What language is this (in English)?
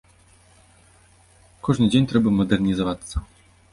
Belarusian